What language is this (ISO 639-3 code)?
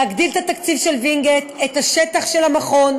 heb